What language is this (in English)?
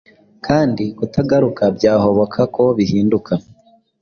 Kinyarwanda